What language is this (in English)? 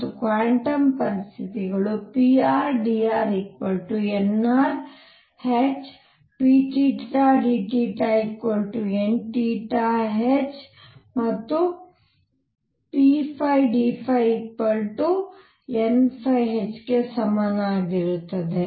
Kannada